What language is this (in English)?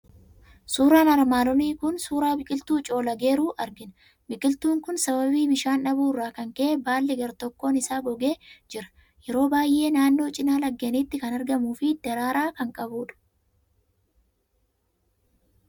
Oromo